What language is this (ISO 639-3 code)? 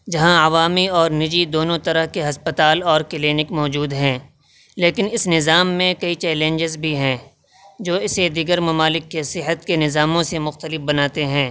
urd